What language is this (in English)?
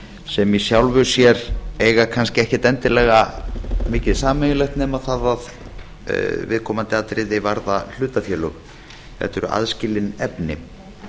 Icelandic